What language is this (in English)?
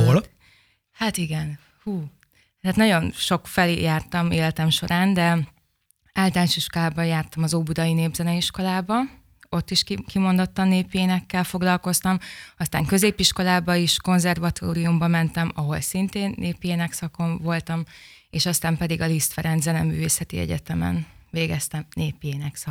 Hungarian